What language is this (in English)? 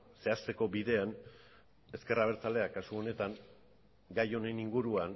Basque